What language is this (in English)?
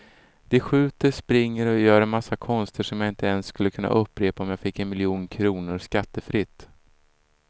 Swedish